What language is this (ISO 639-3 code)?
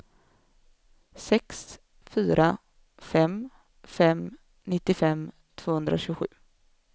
swe